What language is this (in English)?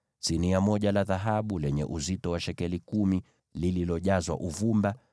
Swahili